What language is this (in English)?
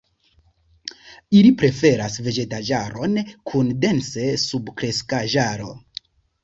Esperanto